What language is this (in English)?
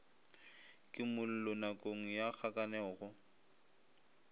Northern Sotho